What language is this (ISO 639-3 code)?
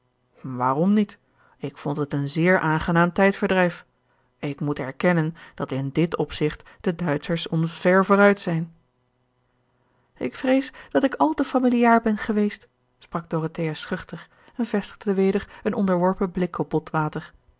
nld